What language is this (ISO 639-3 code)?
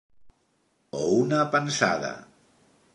cat